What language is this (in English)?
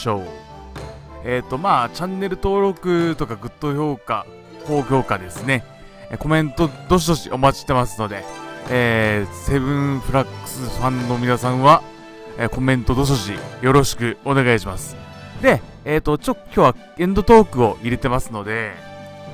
Japanese